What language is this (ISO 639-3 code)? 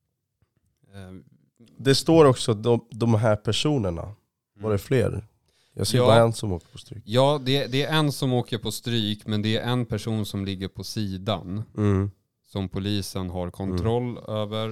swe